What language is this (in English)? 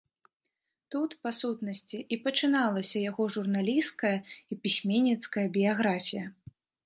Belarusian